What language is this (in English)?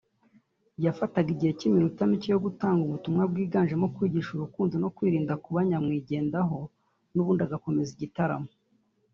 Kinyarwanda